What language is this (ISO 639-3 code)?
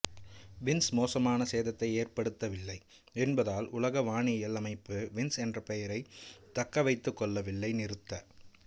tam